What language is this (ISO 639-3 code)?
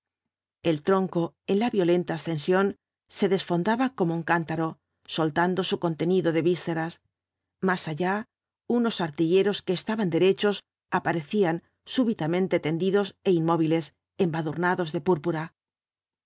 spa